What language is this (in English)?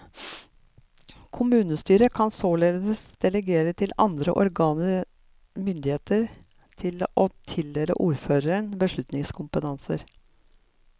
Norwegian